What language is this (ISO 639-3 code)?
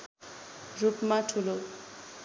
nep